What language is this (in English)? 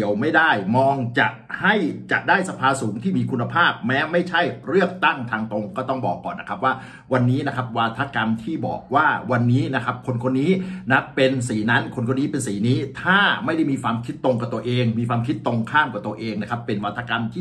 Thai